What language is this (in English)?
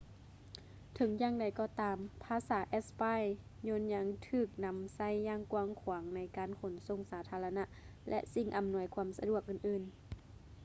Lao